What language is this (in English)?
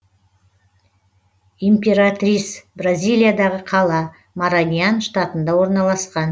Kazakh